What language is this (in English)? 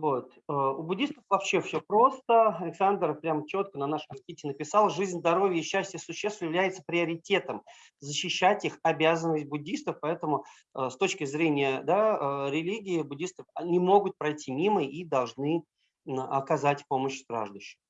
Russian